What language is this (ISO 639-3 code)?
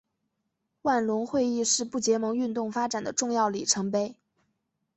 zho